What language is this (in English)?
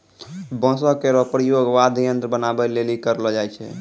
Maithili